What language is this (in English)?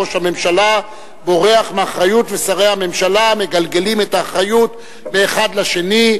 Hebrew